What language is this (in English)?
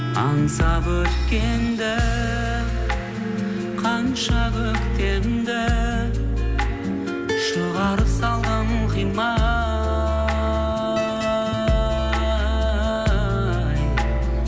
Kazakh